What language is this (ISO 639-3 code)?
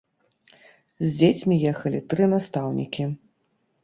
bel